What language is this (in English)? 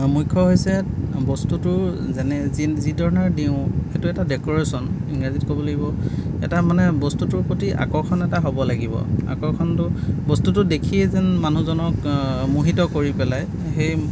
Assamese